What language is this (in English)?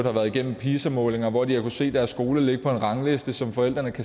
Danish